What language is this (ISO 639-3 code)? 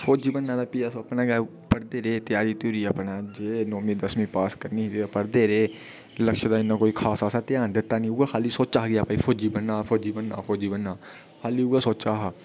doi